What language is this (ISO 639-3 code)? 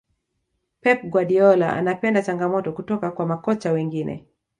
swa